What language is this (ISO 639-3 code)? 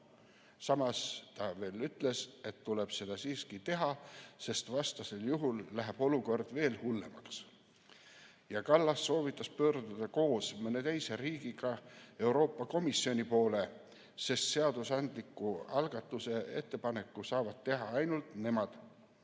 est